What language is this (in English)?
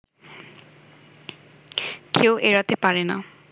Bangla